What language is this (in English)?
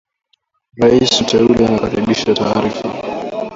Swahili